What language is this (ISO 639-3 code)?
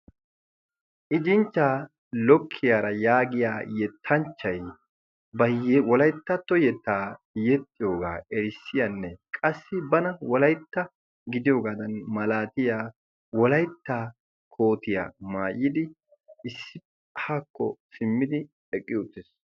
wal